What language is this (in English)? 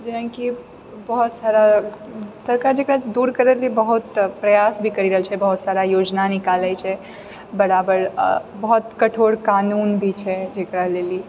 Maithili